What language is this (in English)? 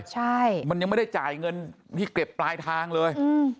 Thai